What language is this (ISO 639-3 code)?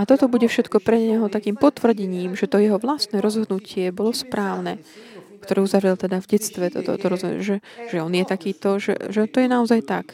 slk